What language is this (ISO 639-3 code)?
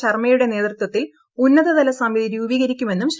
mal